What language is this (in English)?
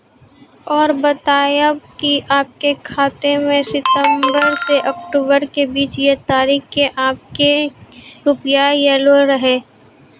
Maithili